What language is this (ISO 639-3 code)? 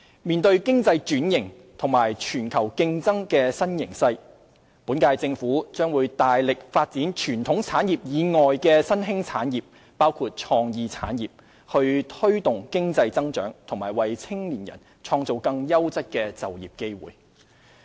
yue